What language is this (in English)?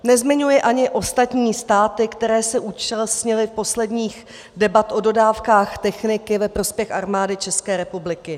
Czech